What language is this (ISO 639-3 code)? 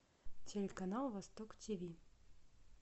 rus